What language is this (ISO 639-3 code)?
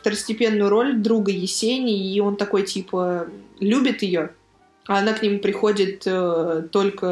rus